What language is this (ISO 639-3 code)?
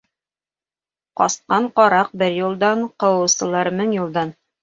bak